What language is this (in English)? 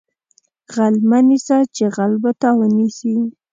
Pashto